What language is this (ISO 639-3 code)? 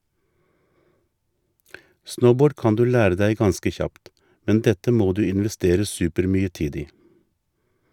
nor